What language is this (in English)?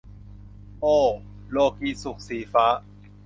Thai